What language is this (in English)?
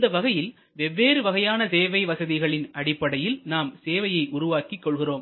Tamil